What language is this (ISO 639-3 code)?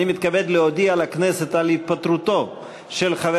heb